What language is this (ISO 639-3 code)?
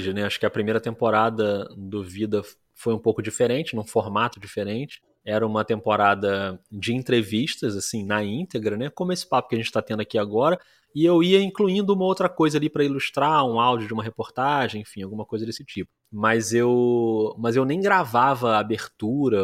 por